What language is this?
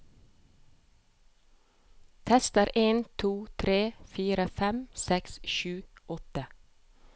Norwegian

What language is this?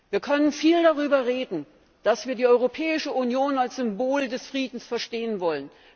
German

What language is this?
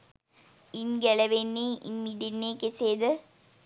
Sinhala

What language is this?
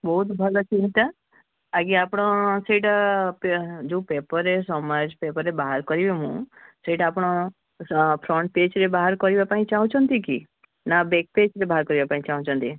Odia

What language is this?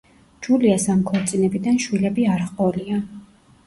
Georgian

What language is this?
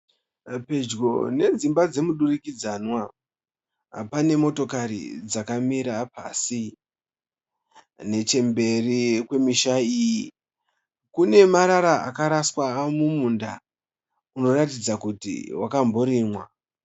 Shona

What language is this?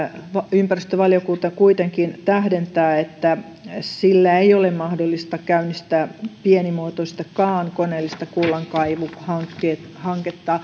Finnish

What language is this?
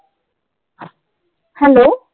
Marathi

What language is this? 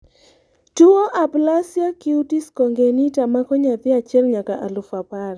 Luo (Kenya and Tanzania)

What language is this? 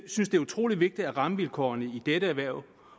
Danish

